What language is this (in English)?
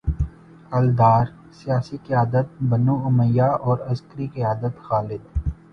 Urdu